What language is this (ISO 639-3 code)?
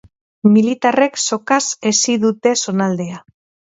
eus